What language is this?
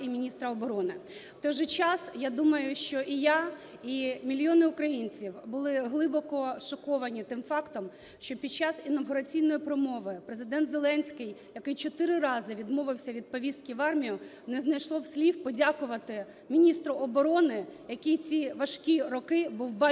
Ukrainian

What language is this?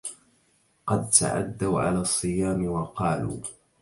Arabic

